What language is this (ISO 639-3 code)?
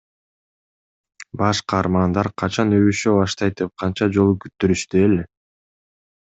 kir